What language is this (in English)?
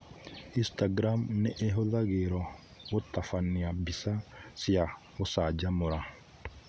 Kikuyu